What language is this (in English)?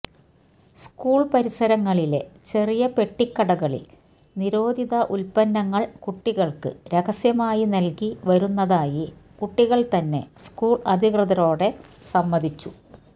Malayalam